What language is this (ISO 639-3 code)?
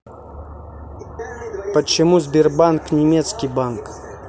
rus